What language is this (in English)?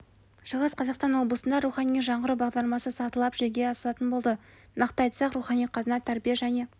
Kazakh